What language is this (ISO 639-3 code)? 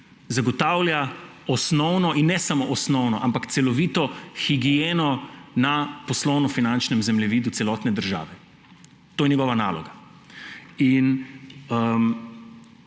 slv